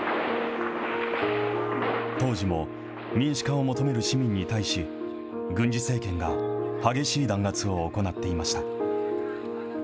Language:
Japanese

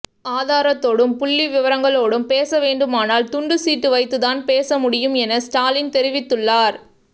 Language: Tamil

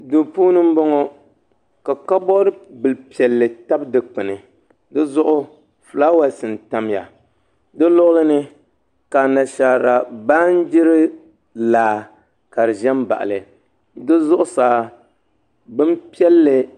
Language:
Dagbani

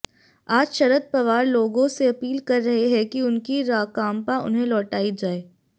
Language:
Hindi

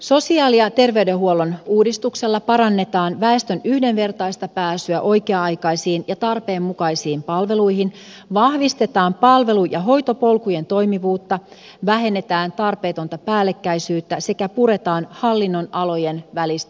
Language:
Finnish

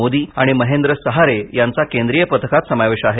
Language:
Marathi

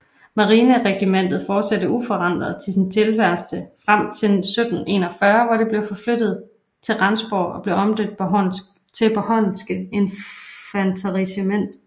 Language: Danish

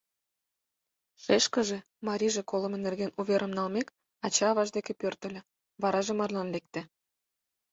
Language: Mari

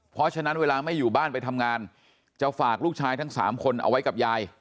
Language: Thai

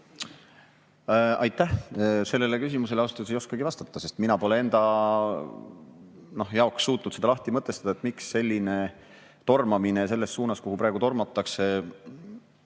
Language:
Estonian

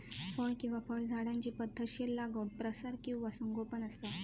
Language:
Marathi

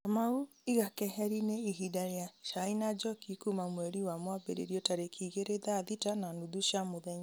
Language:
Kikuyu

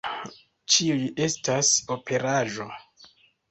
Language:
Esperanto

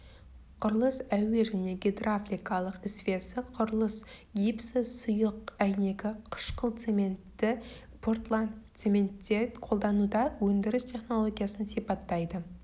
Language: Kazakh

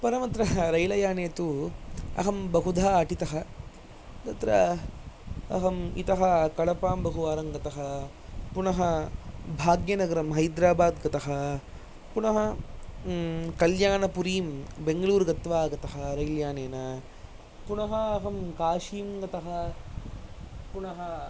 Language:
Sanskrit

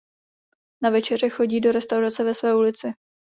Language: Czech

